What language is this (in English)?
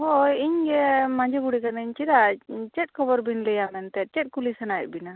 Santali